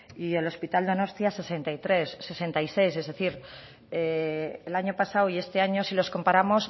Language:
Spanish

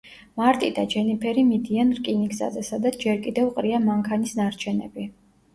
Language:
Georgian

